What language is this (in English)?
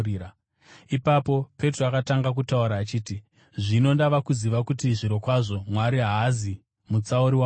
Shona